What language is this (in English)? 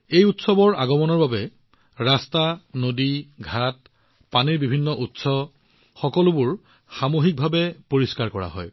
Assamese